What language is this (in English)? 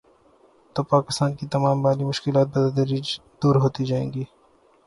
Urdu